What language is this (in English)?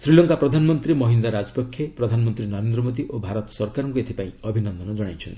Odia